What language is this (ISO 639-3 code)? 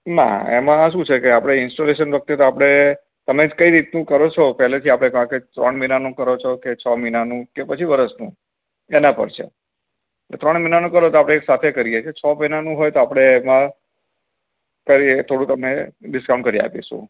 guj